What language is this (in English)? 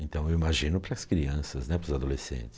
Portuguese